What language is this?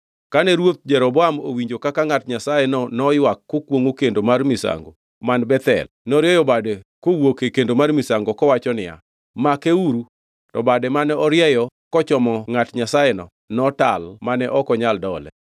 Luo (Kenya and Tanzania)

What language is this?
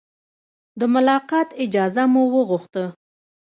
Pashto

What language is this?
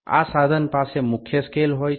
Gujarati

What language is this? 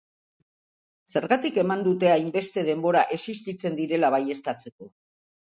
Basque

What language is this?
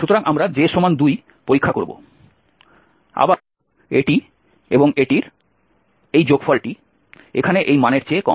Bangla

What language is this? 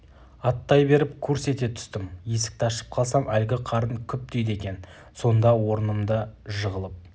Kazakh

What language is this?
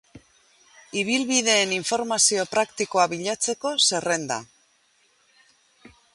Basque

